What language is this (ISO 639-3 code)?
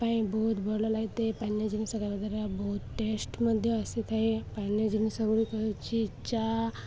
ori